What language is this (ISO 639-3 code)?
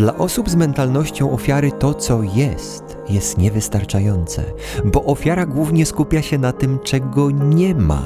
pol